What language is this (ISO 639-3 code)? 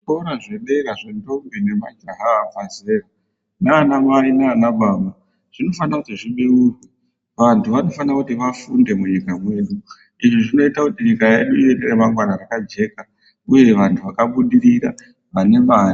ndc